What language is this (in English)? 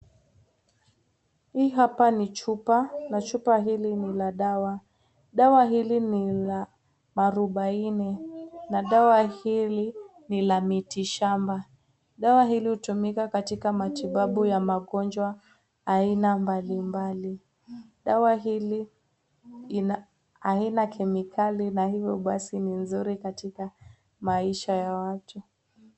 Swahili